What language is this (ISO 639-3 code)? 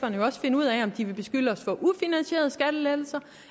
dan